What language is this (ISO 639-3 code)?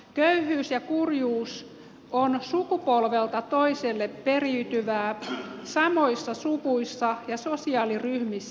fin